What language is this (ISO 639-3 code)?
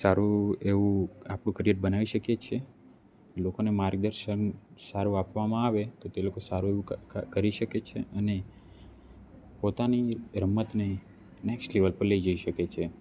guj